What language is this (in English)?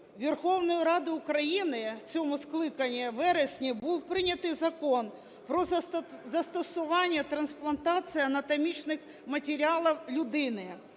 Ukrainian